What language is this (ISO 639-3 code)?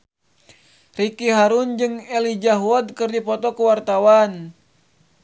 sun